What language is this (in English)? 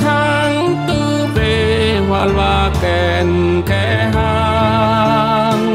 Vietnamese